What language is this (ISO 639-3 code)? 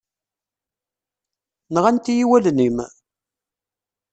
kab